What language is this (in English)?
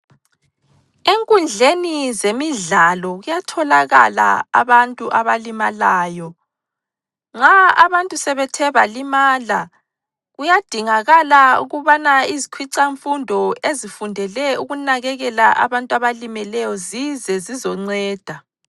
North Ndebele